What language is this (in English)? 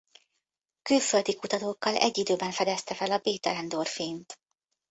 Hungarian